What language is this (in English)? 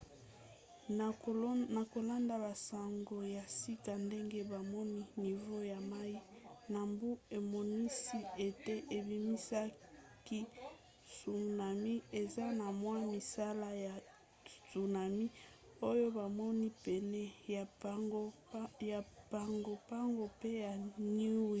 Lingala